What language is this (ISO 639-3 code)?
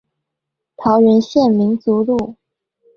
zho